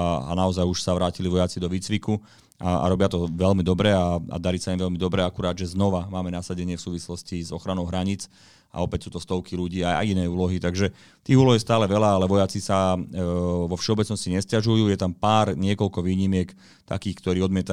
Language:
Slovak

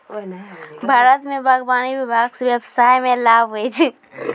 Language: Maithili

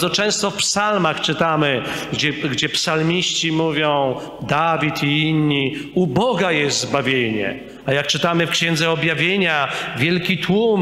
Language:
Polish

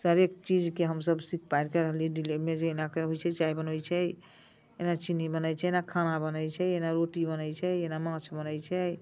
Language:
Maithili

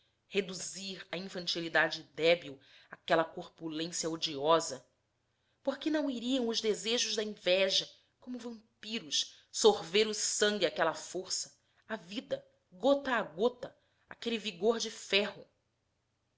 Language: Portuguese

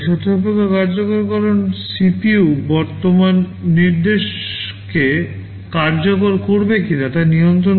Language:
Bangla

